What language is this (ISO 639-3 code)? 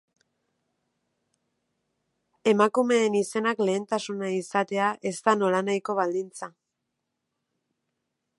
eus